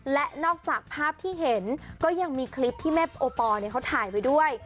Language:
Thai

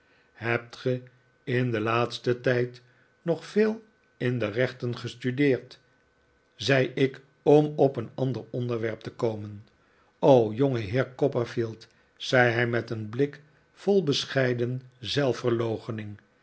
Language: Dutch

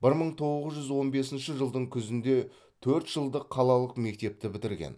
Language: Kazakh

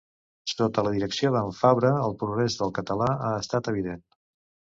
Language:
Catalan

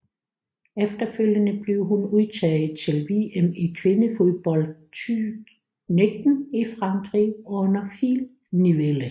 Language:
Danish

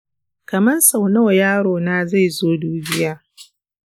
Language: Hausa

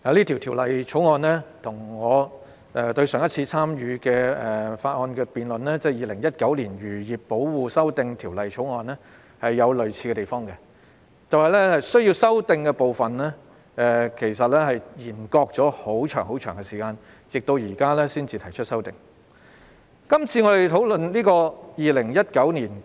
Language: Cantonese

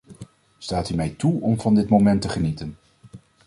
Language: Dutch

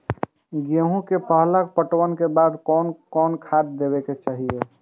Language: Maithili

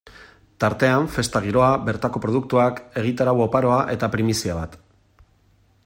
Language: Basque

